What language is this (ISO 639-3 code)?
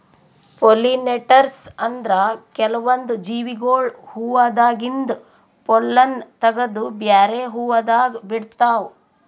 kan